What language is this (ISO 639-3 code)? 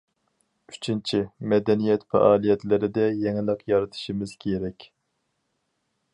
uig